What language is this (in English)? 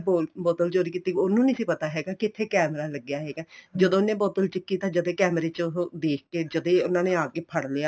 Punjabi